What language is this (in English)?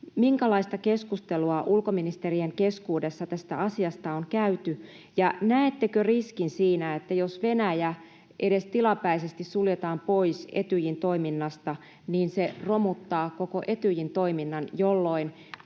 Finnish